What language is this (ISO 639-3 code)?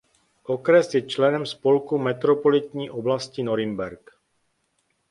ces